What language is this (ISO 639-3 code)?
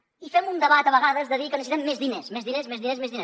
cat